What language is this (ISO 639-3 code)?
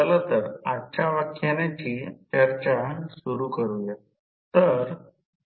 mar